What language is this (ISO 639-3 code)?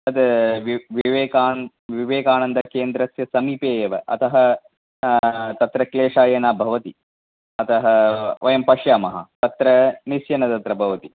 san